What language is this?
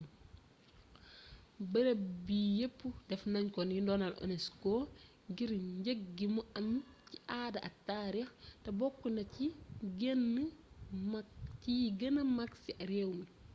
Wolof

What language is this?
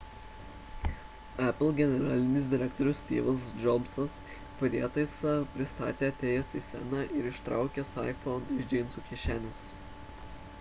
Lithuanian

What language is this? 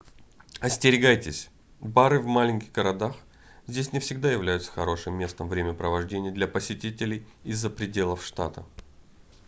Russian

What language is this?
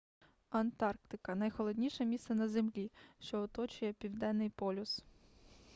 Ukrainian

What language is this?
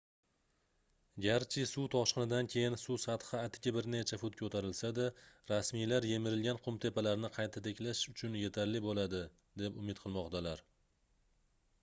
Uzbek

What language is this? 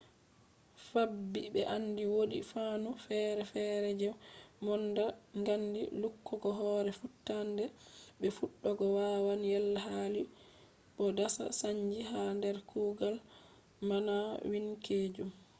Fula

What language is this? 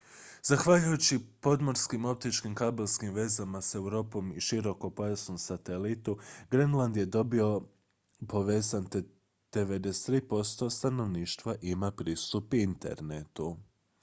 Croatian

